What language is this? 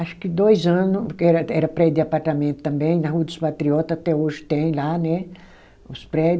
Portuguese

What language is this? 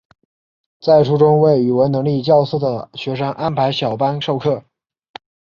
Chinese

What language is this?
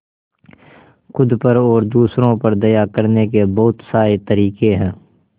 Hindi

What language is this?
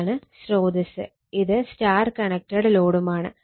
Malayalam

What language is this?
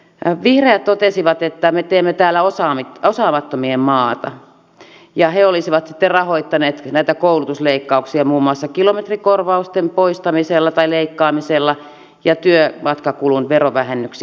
Finnish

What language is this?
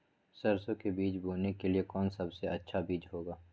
Magahi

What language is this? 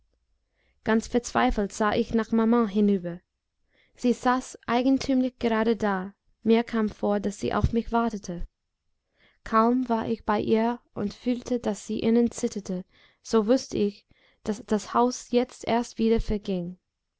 German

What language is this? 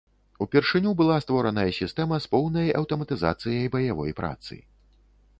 Belarusian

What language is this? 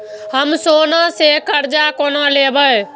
Maithili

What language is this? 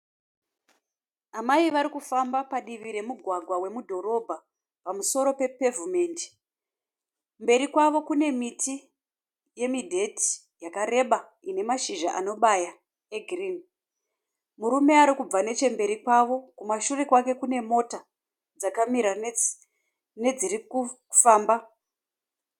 Shona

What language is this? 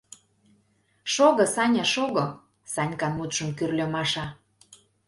Mari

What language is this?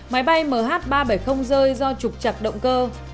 Vietnamese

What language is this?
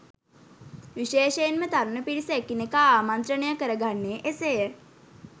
Sinhala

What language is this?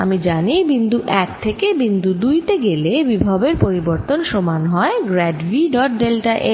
Bangla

